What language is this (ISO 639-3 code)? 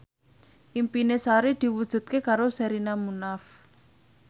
jav